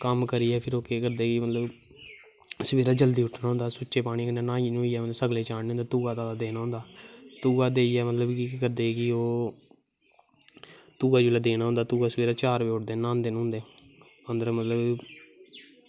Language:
Dogri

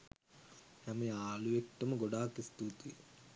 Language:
Sinhala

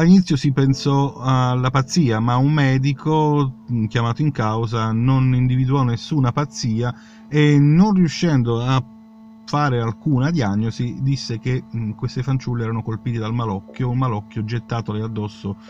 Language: Italian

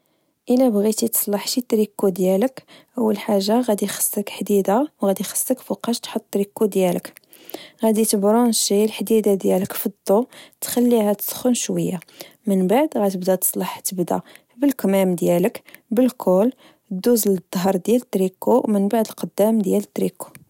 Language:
Moroccan Arabic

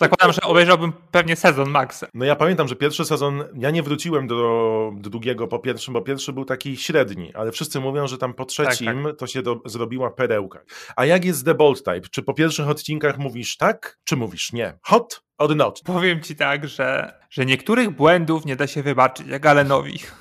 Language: Polish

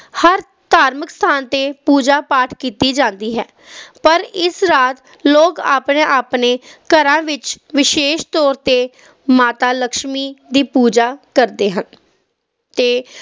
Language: Punjabi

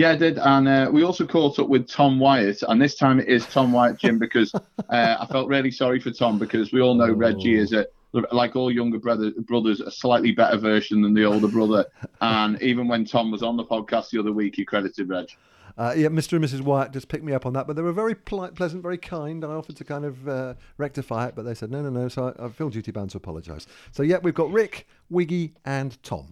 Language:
English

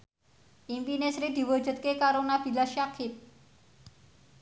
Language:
Javanese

